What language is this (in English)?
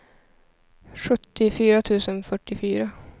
Swedish